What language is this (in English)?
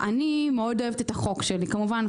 Hebrew